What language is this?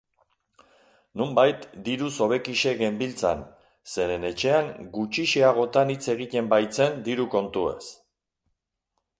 Basque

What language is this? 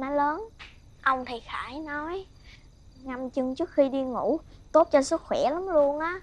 Vietnamese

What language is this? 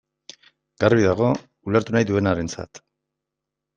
Basque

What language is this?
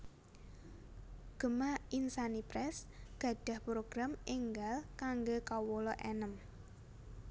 Javanese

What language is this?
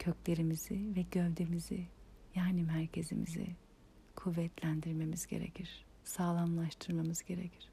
Turkish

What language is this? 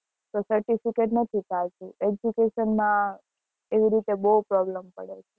Gujarati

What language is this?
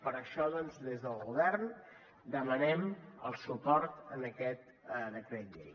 Catalan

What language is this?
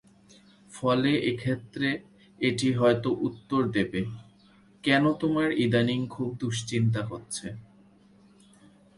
Bangla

